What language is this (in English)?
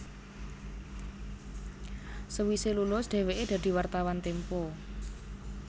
Javanese